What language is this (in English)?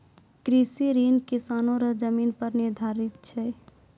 Maithili